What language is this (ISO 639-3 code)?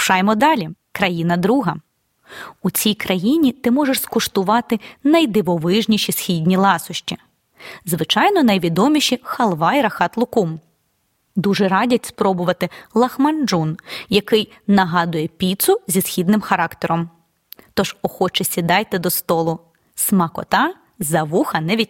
ukr